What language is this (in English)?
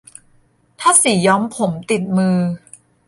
Thai